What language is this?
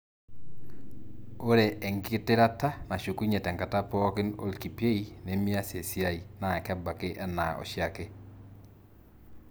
Masai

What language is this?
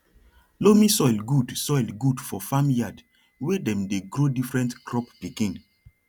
Nigerian Pidgin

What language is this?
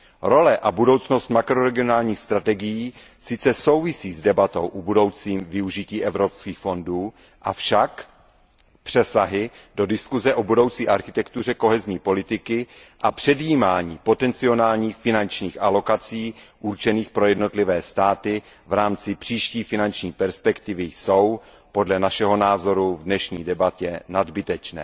Czech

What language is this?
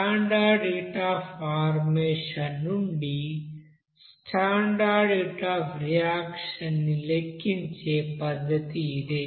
Telugu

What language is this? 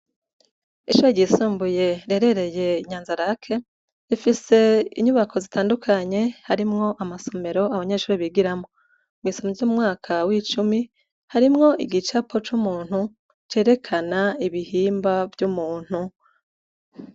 Rundi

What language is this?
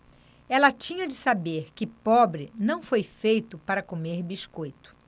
Portuguese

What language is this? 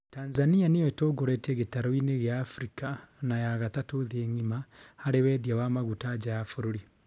Kikuyu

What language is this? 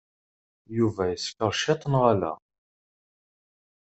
Kabyle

